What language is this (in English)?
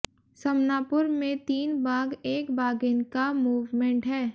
Hindi